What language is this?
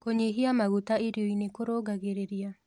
Kikuyu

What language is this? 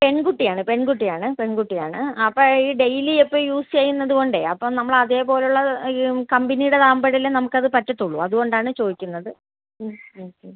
Malayalam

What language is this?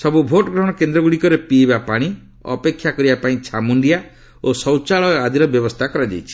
Odia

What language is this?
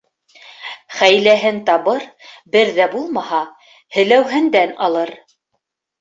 Bashkir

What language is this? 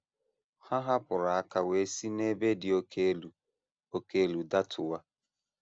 Igbo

